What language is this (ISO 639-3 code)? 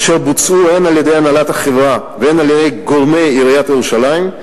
heb